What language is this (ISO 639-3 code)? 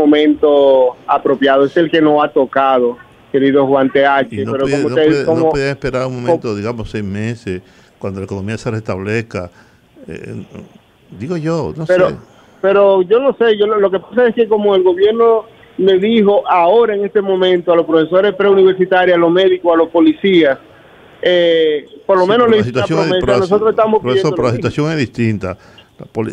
spa